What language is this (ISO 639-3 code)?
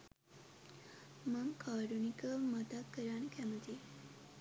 sin